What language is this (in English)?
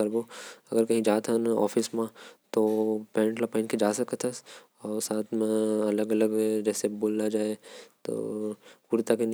Korwa